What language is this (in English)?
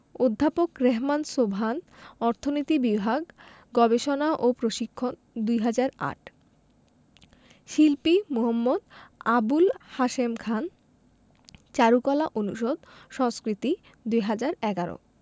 Bangla